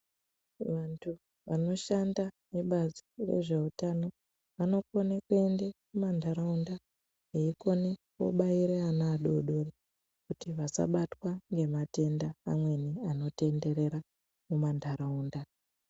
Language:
Ndau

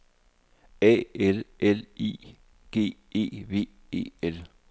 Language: Danish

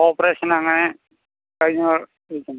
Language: Malayalam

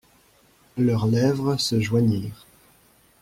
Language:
French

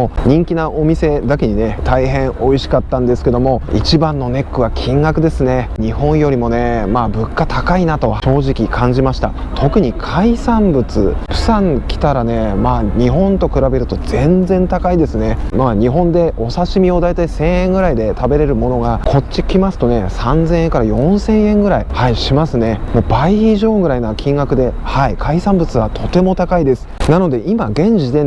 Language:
Japanese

